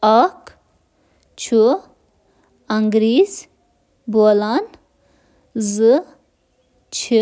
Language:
Kashmiri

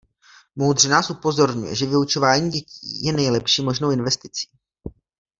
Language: Czech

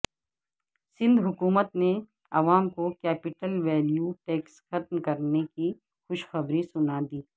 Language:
Urdu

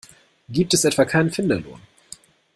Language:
German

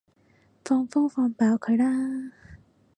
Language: Cantonese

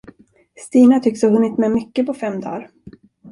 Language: Swedish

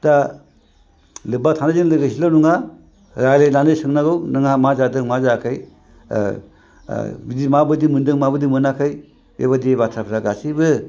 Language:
Bodo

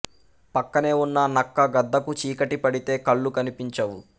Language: Telugu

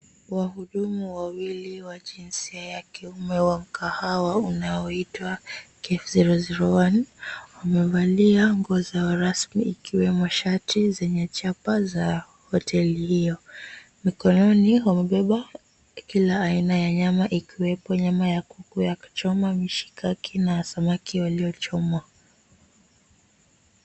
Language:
Swahili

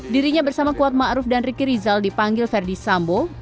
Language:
Indonesian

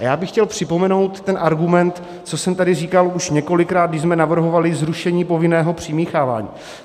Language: Czech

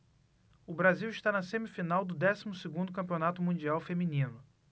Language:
Portuguese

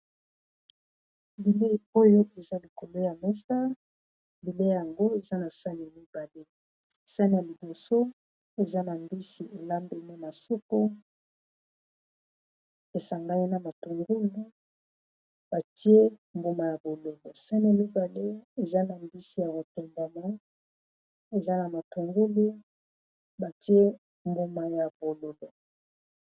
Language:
Lingala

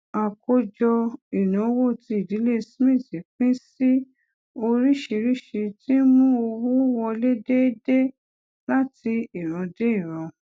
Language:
Yoruba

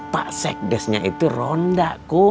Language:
Indonesian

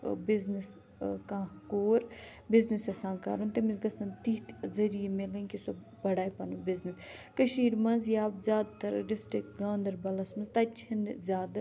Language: Kashmiri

